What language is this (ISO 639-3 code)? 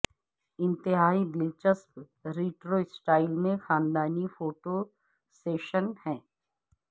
urd